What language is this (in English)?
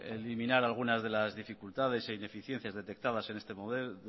Spanish